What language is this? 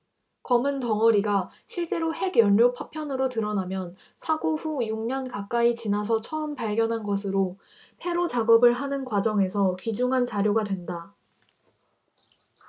Korean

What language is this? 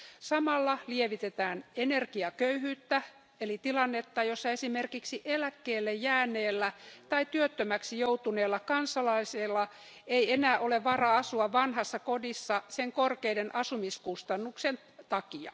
Finnish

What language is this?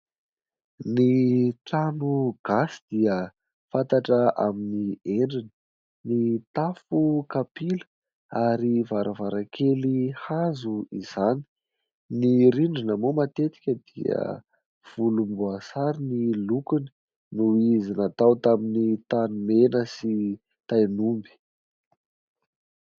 Malagasy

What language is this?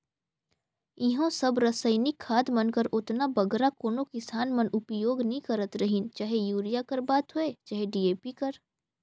Chhattisgarhi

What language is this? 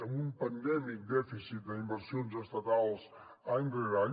Catalan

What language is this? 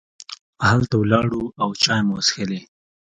Pashto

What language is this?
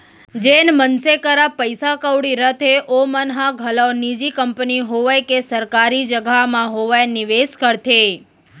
Chhattisgarhi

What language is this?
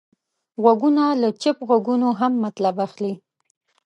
Pashto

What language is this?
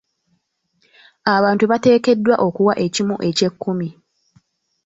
Ganda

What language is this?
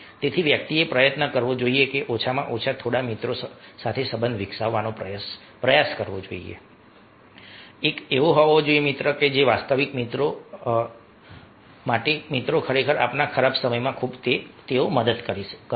Gujarati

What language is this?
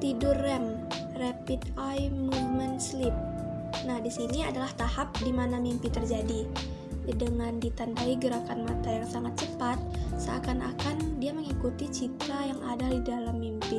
Indonesian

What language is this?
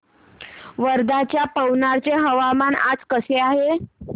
Marathi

